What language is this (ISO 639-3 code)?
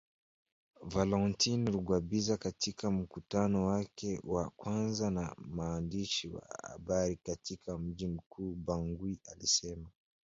swa